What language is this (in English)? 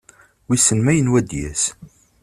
Kabyle